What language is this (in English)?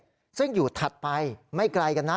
Thai